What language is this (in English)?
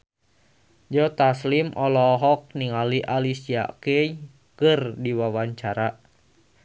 Sundanese